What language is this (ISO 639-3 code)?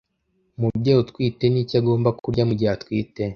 kin